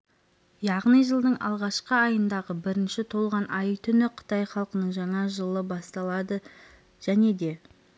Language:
Kazakh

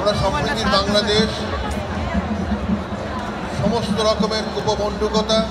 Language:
Arabic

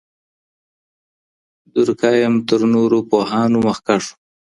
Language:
Pashto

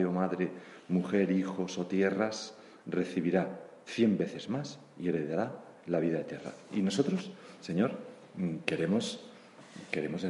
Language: Spanish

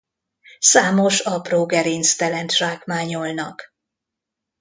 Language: Hungarian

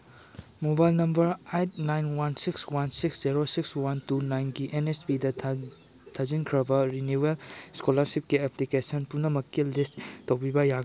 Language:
Manipuri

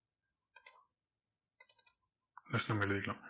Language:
Tamil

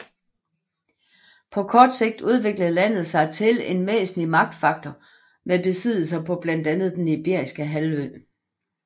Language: Danish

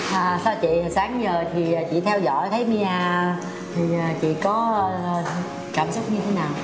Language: Vietnamese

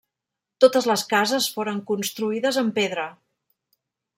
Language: Catalan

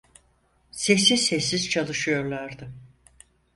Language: Turkish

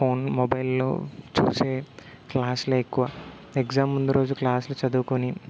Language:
Telugu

